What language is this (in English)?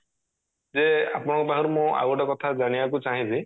Odia